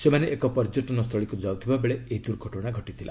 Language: Odia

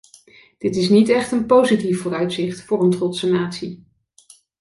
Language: Dutch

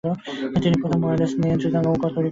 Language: Bangla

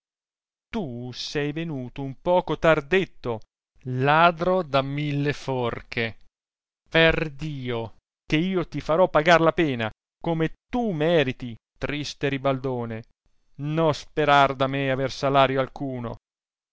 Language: Italian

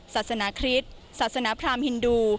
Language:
Thai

